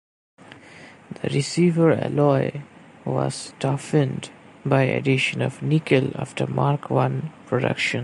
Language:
English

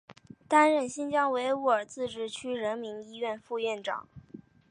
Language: Chinese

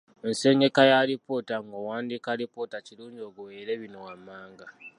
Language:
Ganda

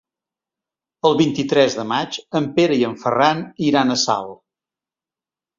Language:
Catalan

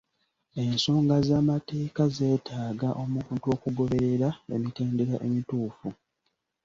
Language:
Ganda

